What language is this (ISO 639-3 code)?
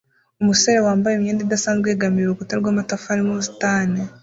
kin